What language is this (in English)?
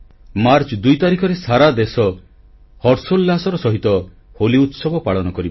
Odia